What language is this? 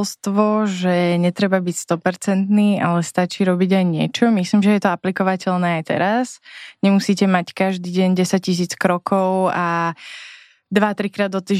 Slovak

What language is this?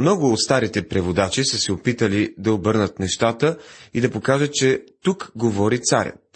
Bulgarian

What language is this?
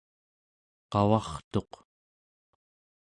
Central Yupik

